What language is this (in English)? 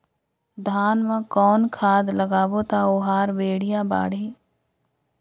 Chhattisgarhi